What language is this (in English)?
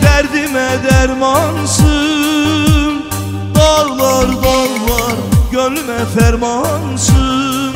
Turkish